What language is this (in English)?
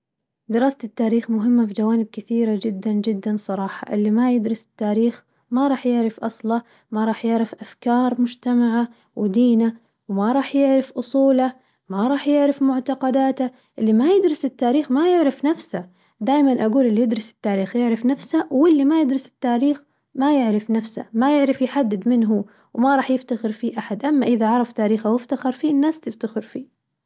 Najdi Arabic